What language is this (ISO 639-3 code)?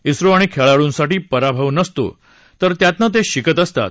mar